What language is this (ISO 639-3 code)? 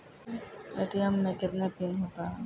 mai